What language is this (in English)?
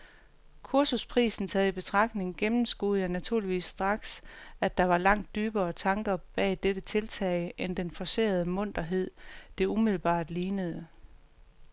Danish